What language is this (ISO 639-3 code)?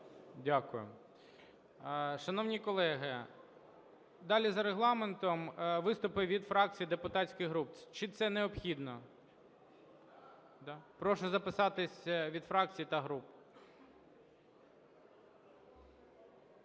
ukr